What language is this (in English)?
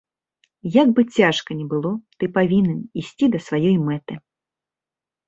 Belarusian